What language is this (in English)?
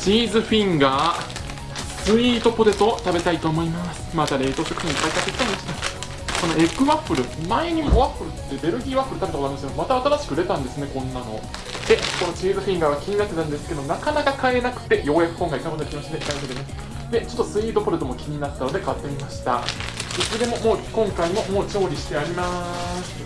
Japanese